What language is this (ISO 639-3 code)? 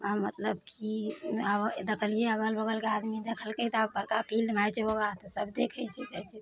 mai